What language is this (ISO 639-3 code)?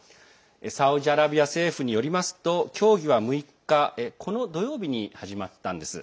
jpn